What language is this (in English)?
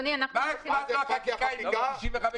Hebrew